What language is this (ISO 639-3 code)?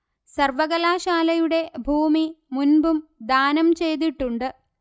mal